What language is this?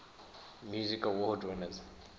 English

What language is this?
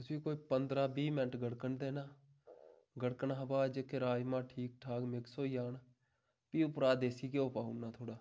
Dogri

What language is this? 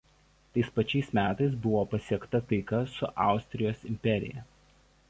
Lithuanian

